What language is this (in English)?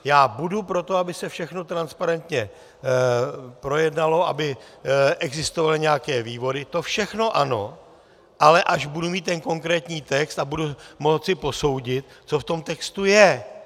Czech